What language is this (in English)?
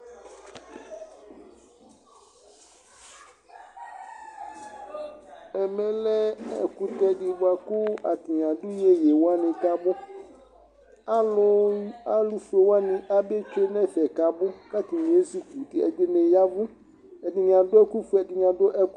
Ikposo